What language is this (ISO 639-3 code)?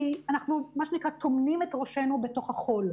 heb